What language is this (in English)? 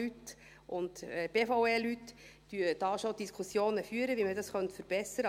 Swiss German